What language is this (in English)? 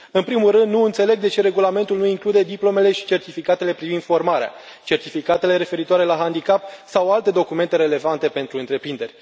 Romanian